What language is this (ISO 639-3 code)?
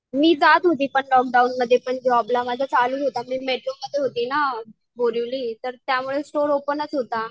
mar